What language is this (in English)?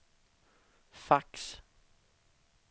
Swedish